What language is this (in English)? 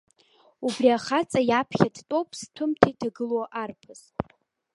Abkhazian